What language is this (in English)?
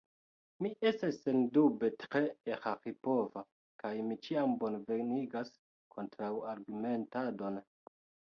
Esperanto